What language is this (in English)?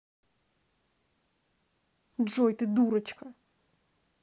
Russian